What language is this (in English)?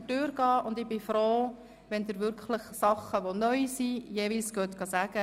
Swiss German